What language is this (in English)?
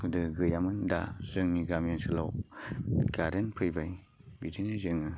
Bodo